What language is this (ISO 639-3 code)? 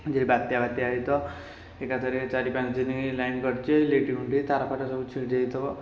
ori